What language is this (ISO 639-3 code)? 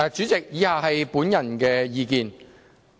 yue